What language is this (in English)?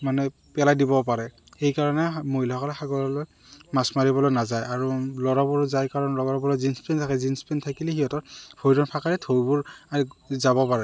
Assamese